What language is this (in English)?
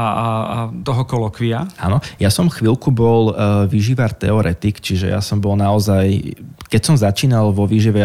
Slovak